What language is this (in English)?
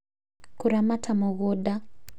Kikuyu